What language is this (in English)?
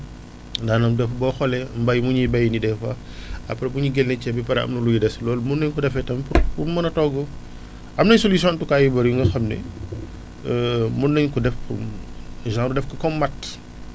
Wolof